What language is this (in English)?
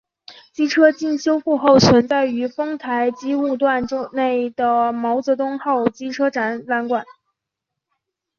Chinese